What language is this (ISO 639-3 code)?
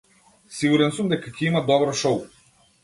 mkd